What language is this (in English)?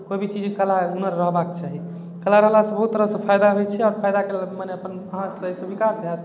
Maithili